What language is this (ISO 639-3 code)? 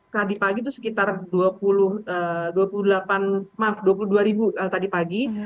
ind